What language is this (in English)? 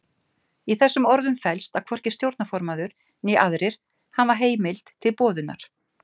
Icelandic